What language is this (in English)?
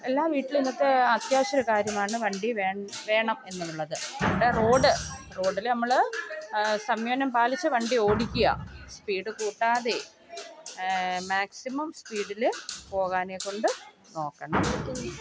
Malayalam